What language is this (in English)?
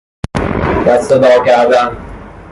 Persian